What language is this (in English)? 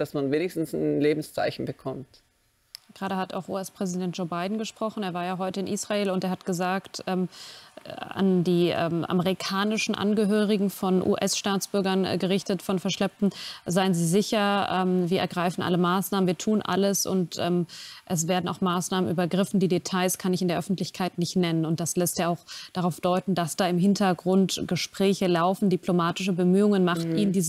German